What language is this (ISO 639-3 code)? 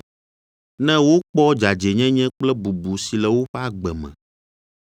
ewe